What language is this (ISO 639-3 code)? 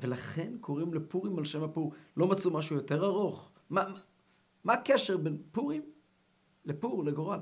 heb